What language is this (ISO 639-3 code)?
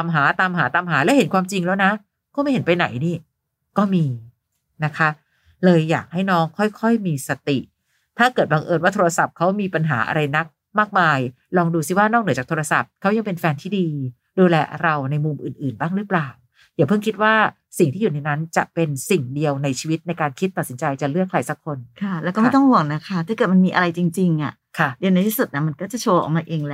tha